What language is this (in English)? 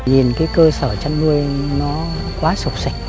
Vietnamese